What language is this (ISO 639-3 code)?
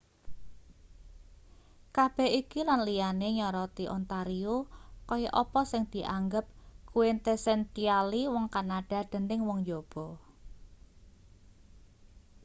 jav